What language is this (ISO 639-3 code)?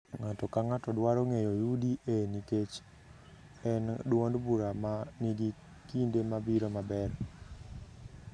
luo